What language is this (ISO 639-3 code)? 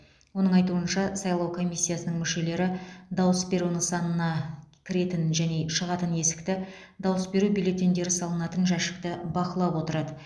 kaz